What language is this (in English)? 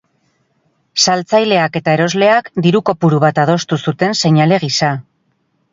Basque